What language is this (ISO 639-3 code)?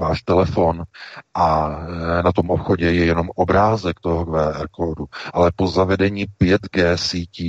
ces